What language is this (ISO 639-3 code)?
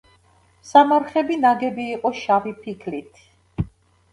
kat